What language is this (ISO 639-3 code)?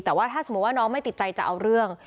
tha